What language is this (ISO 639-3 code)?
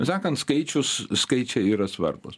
lit